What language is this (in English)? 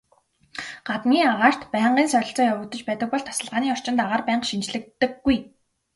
Mongolian